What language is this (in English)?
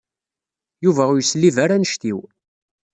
Kabyle